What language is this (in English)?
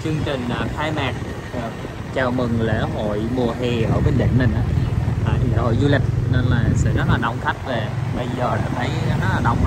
Vietnamese